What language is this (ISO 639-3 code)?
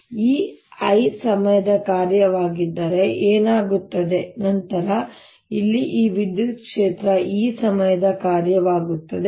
kan